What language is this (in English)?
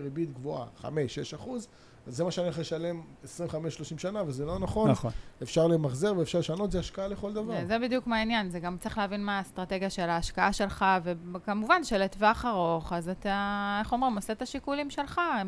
Hebrew